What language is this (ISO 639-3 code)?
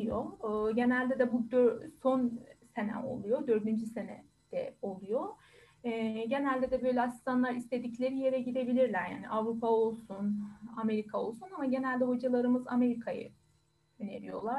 tur